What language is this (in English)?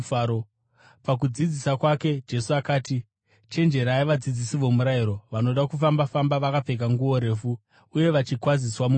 Shona